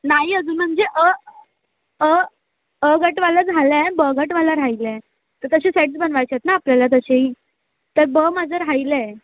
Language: Marathi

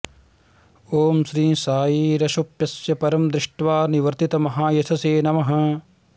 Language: Sanskrit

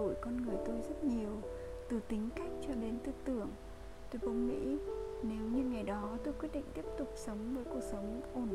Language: Vietnamese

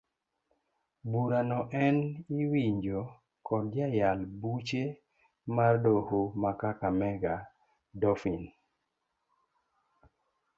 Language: Luo (Kenya and Tanzania)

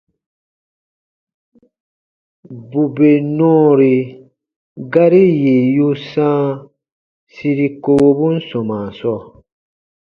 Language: Baatonum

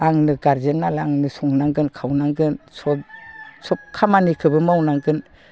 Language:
Bodo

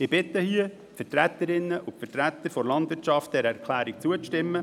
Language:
Swiss German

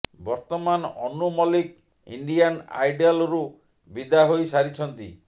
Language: Odia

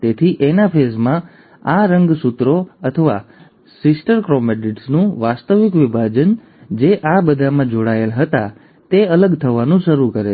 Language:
Gujarati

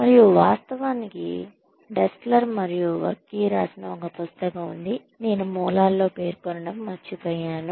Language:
Telugu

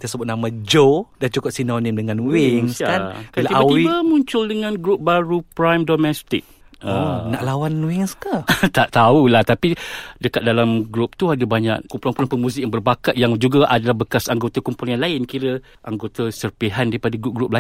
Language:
Malay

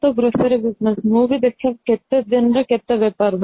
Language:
Odia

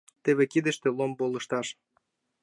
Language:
Mari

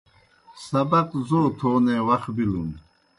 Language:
Kohistani Shina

